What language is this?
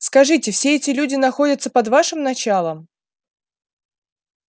Russian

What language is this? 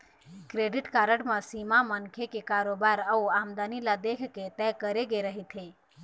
Chhattisgarhi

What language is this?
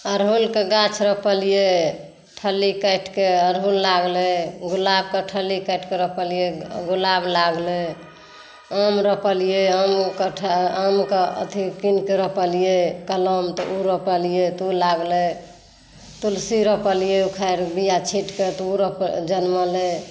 Maithili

